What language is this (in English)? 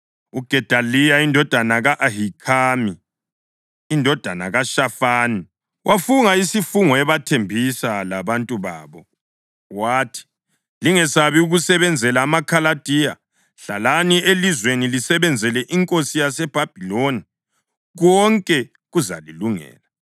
North Ndebele